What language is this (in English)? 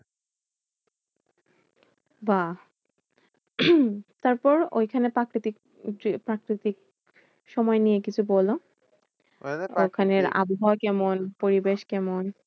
Bangla